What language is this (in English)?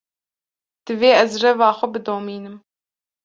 Kurdish